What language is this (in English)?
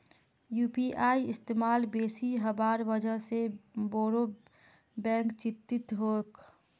Magahi